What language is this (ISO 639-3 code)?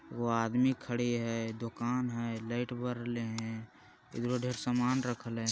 mag